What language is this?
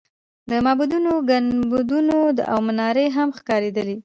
Pashto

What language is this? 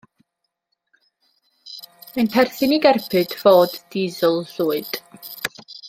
Welsh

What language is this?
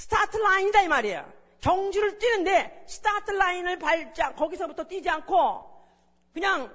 Korean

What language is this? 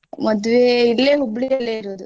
Kannada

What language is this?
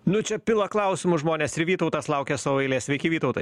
Lithuanian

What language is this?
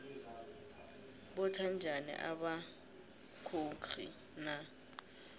South Ndebele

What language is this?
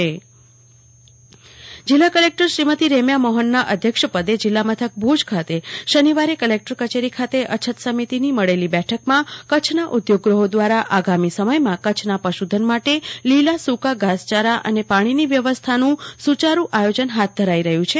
Gujarati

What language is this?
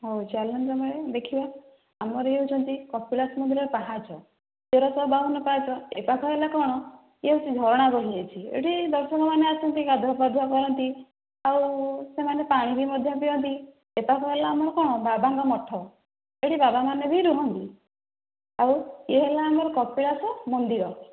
Odia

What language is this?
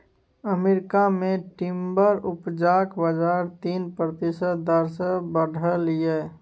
Maithili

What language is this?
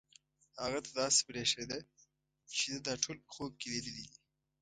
Pashto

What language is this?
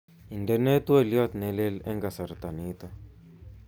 Kalenjin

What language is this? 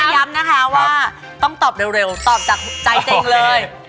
Thai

